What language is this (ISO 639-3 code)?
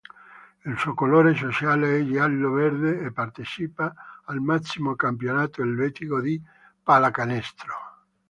ita